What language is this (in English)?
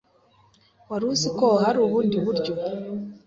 Kinyarwanda